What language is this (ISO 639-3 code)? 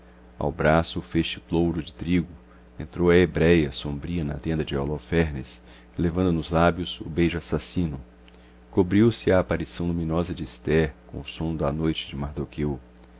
por